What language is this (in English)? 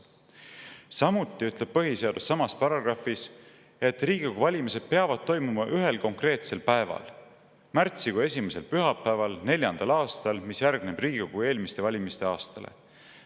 Estonian